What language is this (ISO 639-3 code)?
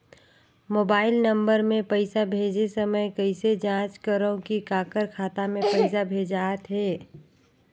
hne